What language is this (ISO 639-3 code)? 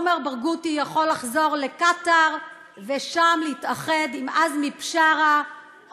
heb